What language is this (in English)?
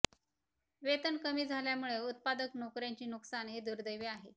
Marathi